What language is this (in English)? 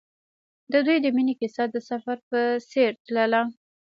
Pashto